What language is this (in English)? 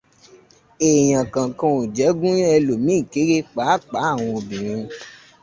Yoruba